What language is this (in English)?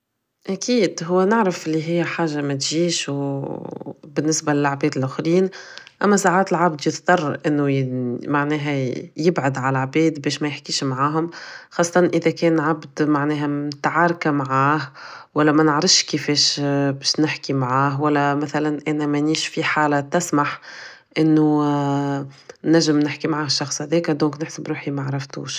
Tunisian Arabic